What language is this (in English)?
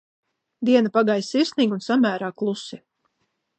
Latvian